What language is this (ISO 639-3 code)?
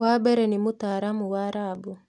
kik